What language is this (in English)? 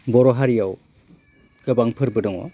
Bodo